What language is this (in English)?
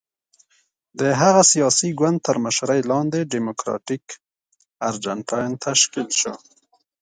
Pashto